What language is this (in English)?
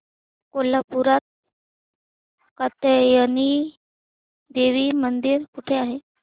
Marathi